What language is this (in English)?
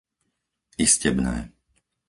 Slovak